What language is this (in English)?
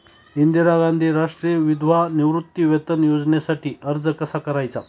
Marathi